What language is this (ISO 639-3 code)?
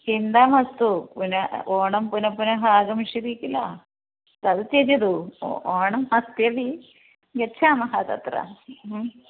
san